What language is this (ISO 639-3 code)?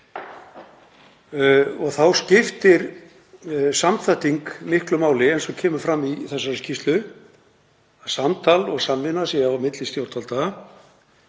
isl